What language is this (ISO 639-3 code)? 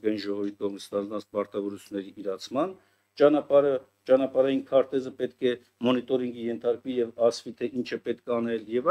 tur